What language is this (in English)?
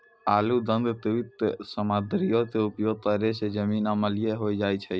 Maithili